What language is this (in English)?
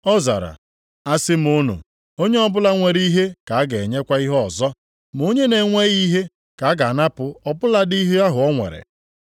Igbo